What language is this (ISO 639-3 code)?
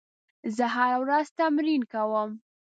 pus